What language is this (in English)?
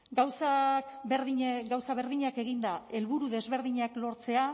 Basque